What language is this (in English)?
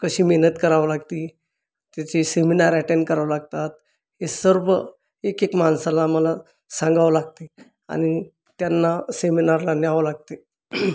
Marathi